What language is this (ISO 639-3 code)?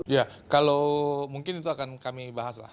ind